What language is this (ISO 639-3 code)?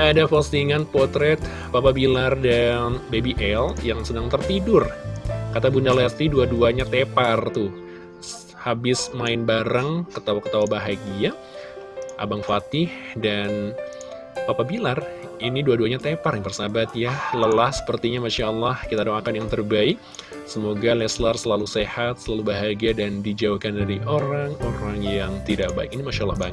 ind